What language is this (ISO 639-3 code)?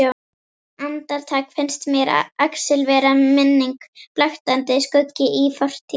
isl